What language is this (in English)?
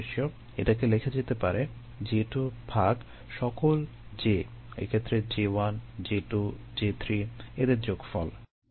Bangla